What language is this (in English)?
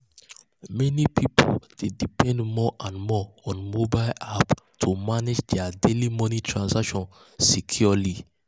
Nigerian Pidgin